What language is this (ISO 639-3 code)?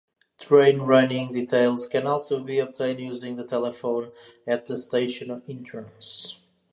eng